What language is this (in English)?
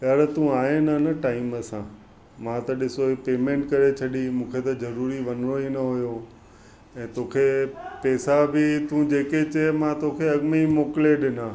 Sindhi